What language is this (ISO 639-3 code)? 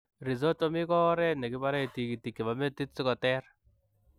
kln